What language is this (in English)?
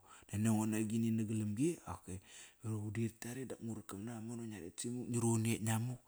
Kairak